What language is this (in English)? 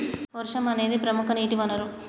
Telugu